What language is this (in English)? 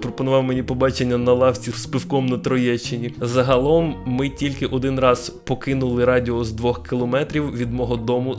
Ukrainian